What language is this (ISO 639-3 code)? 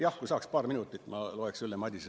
est